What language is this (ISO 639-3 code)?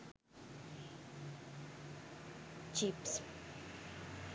sin